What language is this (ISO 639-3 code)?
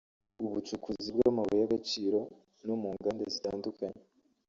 kin